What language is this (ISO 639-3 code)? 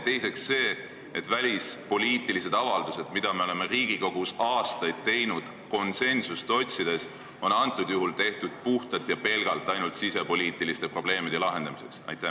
est